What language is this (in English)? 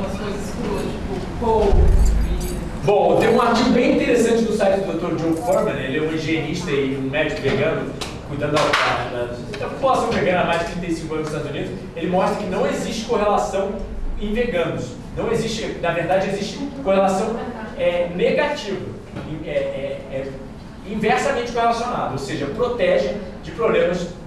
Portuguese